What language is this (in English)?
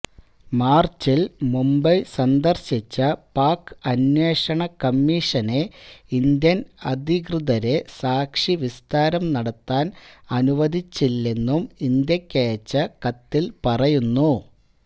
Malayalam